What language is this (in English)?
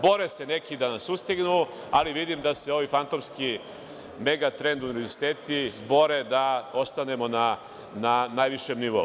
Serbian